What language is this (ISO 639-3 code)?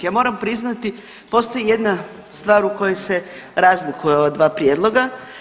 hrv